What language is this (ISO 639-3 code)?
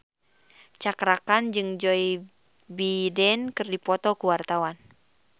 sun